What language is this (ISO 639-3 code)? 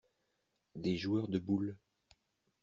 fra